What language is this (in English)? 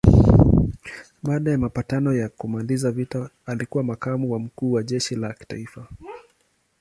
Swahili